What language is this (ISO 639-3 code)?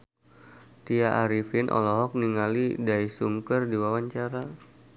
sun